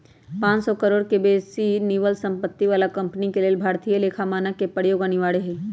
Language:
Magahi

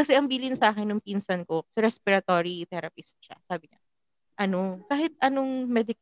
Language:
Filipino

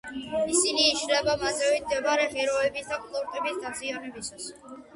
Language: Georgian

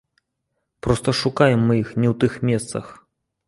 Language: Belarusian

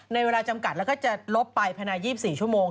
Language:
Thai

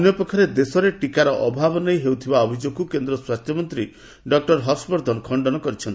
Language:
Odia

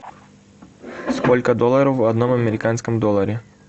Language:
Russian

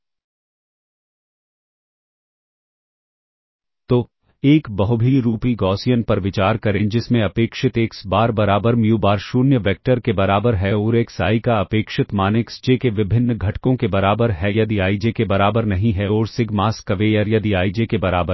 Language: Hindi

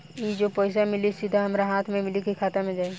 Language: Bhojpuri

